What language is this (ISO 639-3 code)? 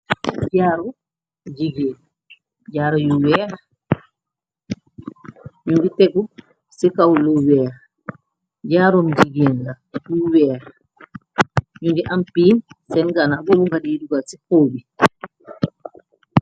wol